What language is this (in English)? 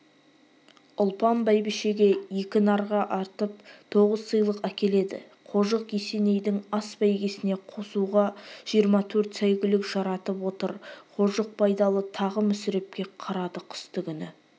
Kazakh